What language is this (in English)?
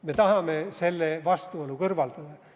Estonian